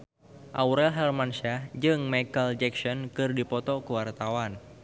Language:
Sundanese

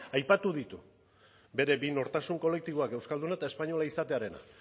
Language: Basque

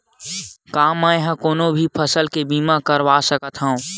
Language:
Chhattisgarhi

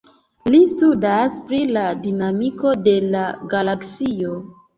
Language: Esperanto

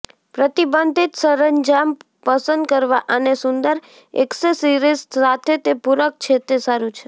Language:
Gujarati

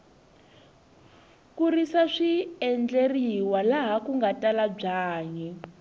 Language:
Tsonga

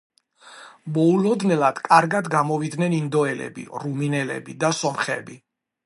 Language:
Georgian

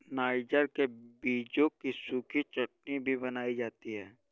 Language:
Hindi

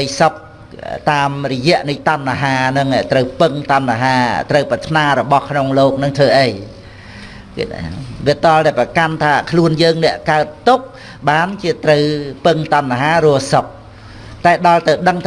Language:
Vietnamese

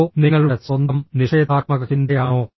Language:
Malayalam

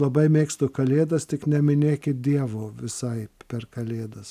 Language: Lithuanian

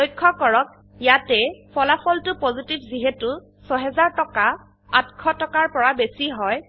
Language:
Assamese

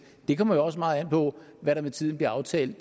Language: Danish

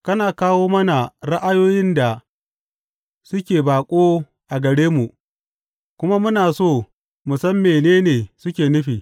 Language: Hausa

